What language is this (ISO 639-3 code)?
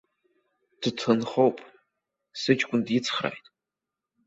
abk